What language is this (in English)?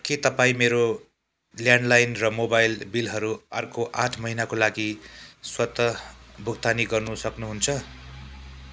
Nepali